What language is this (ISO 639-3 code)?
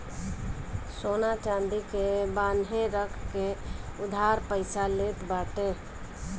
bho